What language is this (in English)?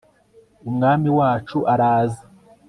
Kinyarwanda